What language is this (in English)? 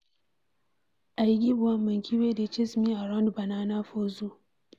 Nigerian Pidgin